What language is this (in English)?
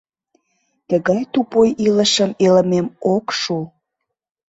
Mari